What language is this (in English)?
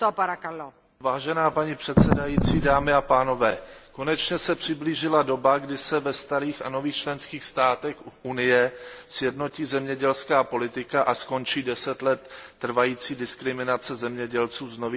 Czech